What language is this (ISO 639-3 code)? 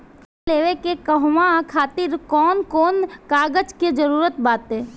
bho